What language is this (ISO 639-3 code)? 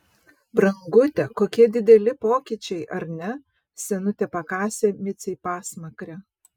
lit